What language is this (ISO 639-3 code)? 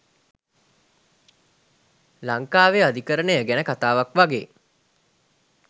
sin